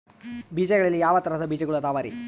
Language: Kannada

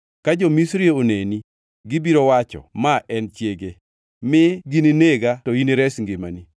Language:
Luo (Kenya and Tanzania)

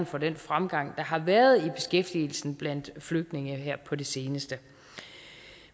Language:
Danish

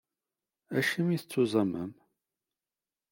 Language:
Kabyle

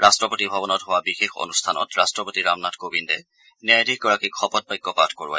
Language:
Assamese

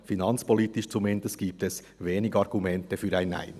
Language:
Swiss German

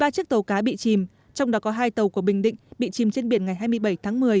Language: Vietnamese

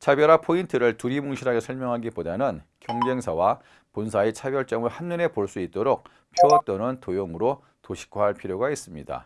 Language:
Korean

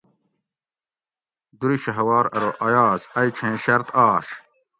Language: Gawri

